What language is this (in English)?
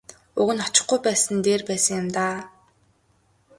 Mongolian